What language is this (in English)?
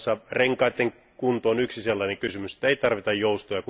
Finnish